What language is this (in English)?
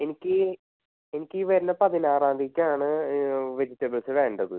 Malayalam